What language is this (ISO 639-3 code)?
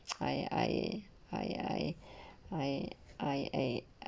eng